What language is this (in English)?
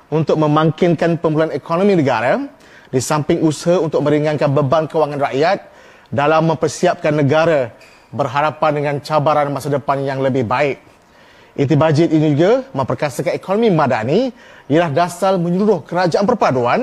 Malay